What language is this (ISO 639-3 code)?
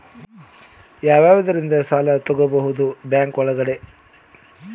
kan